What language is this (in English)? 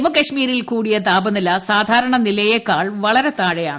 Malayalam